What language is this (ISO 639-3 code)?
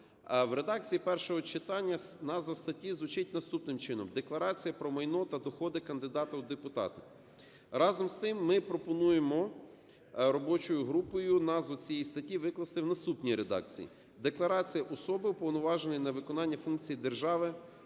ukr